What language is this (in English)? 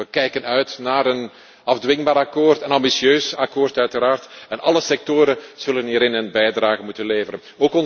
Dutch